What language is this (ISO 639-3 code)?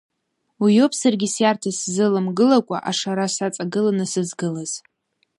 abk